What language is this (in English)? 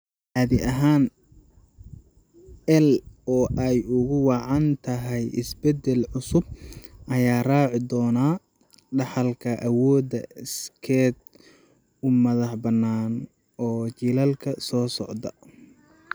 Somali